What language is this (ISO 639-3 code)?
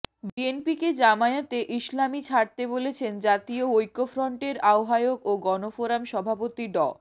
ben